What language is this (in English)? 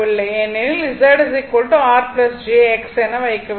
Tamil